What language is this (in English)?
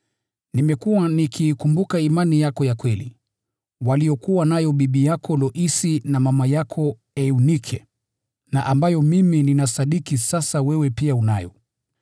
Swahili